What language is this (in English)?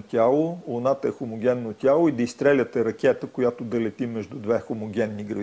Bulgarian